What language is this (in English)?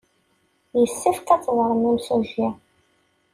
Kabyle